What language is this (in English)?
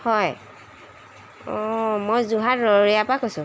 Assamese